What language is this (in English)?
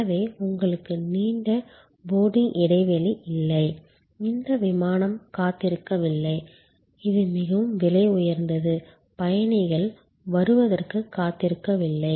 Tamil